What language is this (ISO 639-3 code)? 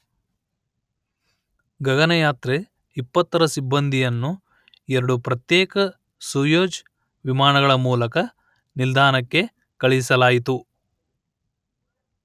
kan